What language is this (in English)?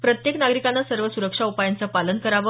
Marathi